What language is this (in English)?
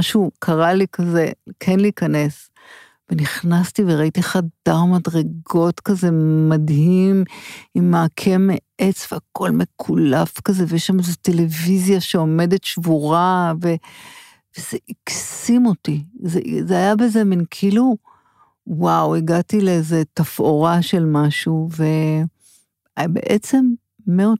Hebrew